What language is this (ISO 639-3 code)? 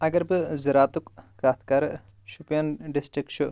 kas